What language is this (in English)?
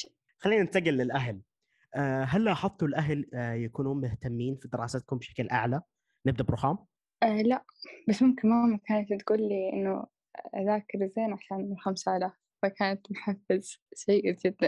Arabic